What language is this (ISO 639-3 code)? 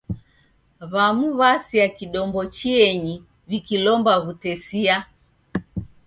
dav